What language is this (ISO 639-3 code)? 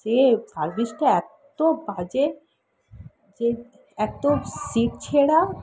ben